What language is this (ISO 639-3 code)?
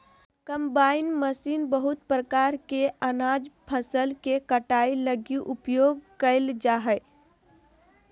mag